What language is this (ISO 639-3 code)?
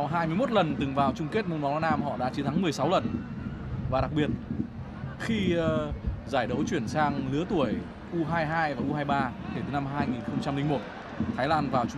vie